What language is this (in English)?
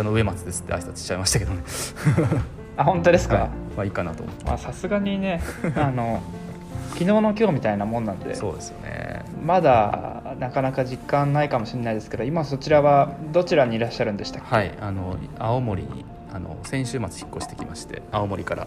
Japanese